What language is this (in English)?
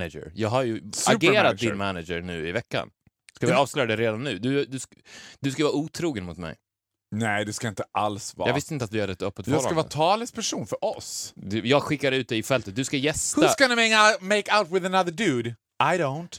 Swedish